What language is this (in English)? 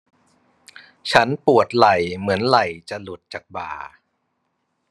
Thai